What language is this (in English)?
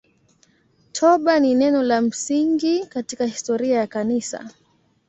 Swahili